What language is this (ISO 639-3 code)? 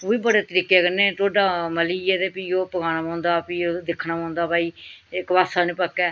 doi